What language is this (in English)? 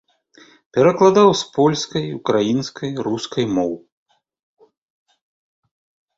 Belarusian